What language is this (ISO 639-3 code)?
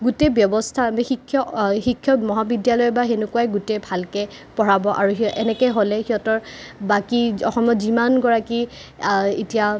asm